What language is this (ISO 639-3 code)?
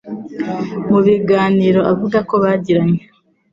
kin